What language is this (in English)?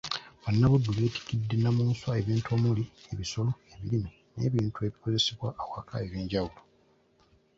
Ganda